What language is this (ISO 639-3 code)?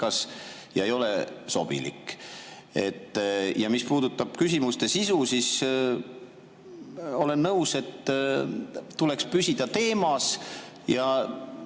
est